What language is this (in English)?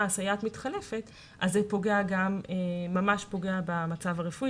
Hebrew